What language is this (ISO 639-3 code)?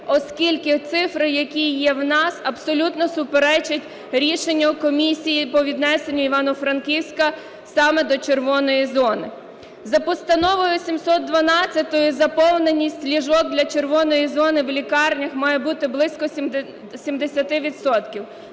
ukr